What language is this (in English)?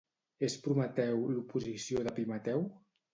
Catalan